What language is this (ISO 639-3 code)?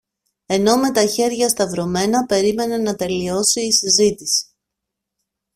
ell